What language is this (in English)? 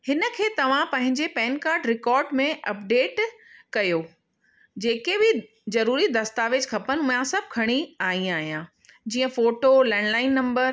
Sindhi